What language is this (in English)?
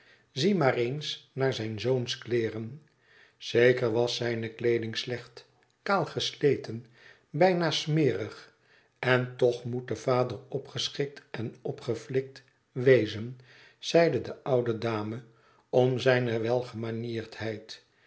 Dutch